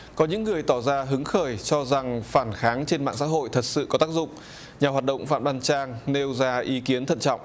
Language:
Vietnamese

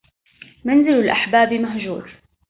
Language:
Arabic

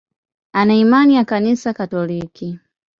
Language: Swahili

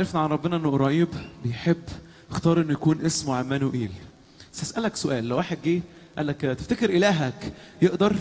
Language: Arabic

